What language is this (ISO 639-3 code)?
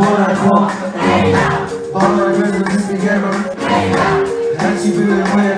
vie